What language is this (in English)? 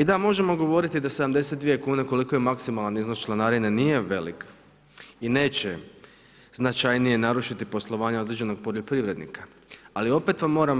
Croatian